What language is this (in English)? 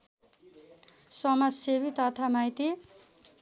Nepali